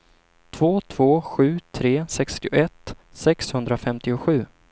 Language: Swedish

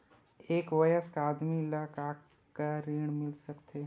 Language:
Chhattisgarhi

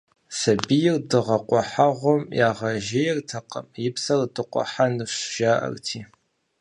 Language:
Kabardian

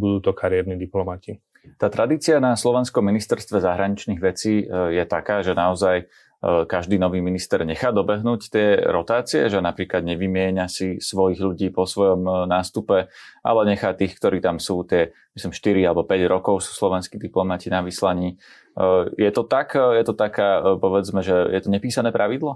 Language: Slovak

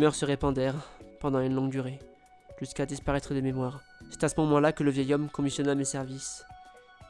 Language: French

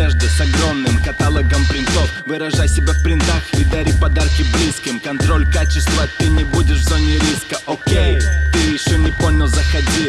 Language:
Russian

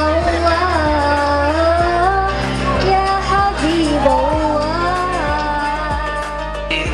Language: Indonesian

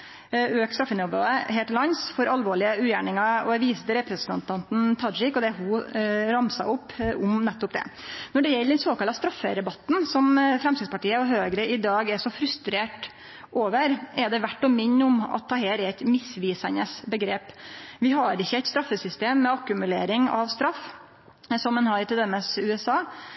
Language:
Norwegian Nynorsk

